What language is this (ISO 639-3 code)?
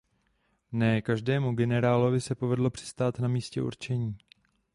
ces